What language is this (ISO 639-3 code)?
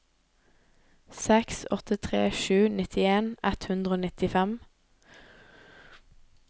nor